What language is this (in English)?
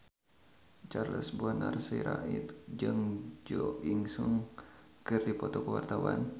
Sundanese